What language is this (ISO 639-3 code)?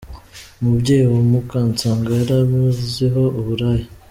kin